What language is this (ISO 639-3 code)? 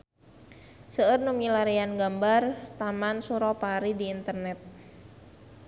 sun